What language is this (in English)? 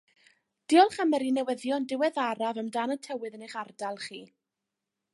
Welsh